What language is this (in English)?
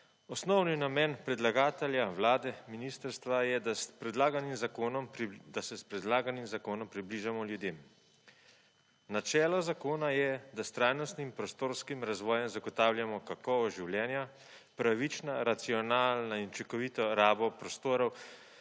Slovenian